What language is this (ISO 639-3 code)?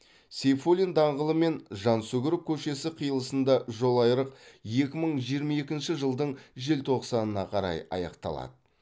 kaz